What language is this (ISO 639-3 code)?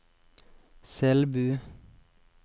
nor